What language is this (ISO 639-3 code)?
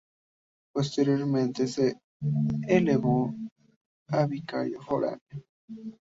spa